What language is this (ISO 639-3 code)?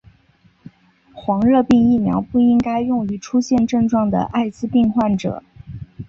zho